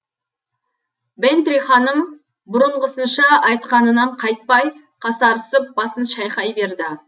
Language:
Kazakh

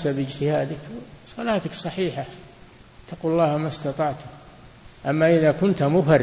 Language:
Arabic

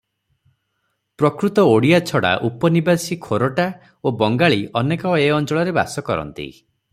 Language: Odia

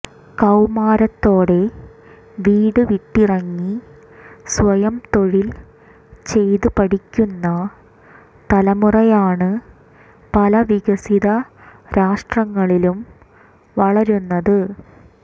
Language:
Malayalam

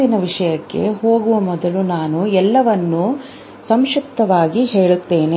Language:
Kannada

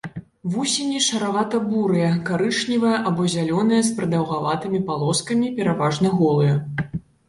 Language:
Belarusian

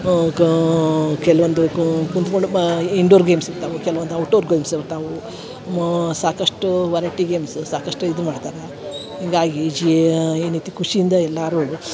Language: Kannada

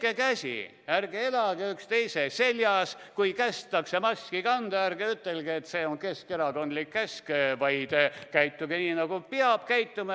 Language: Estonian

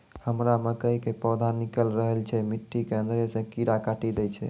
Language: Maithili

